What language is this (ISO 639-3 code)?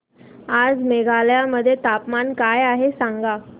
mar